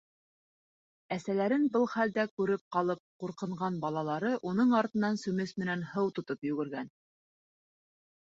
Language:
Bashkir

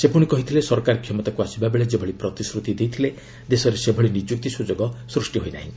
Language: Odia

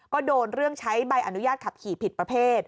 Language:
Thai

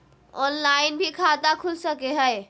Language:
Magahi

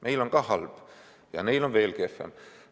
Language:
Estonian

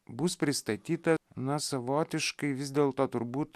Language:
Lithuanian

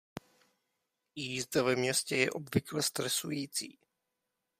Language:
Czech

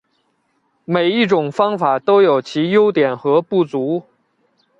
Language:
Chinese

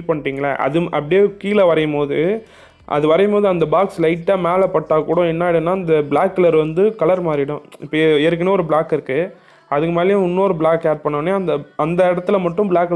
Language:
English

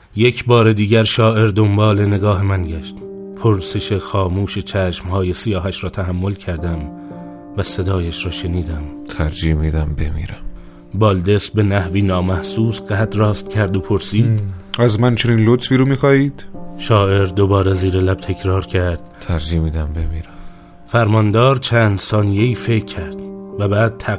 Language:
Persian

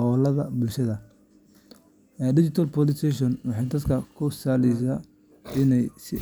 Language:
Somali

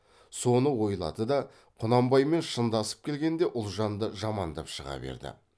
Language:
Kazakh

